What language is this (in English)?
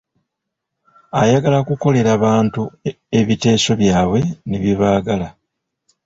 Ganda